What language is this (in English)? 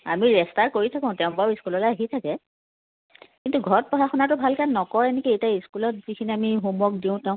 Assamese